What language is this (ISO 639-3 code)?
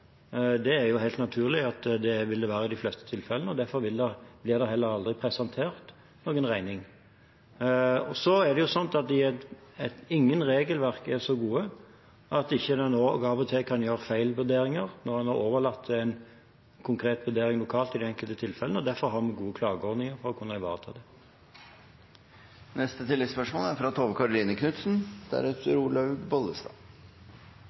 nor